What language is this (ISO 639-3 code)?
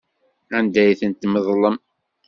kab